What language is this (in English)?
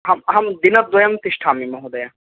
Sanskrit